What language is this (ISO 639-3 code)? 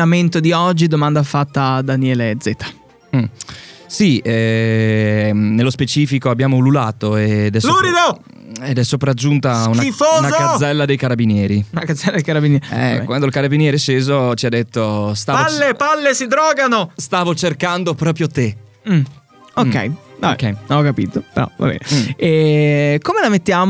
ita